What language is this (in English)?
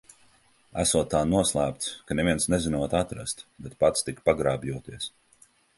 Latvian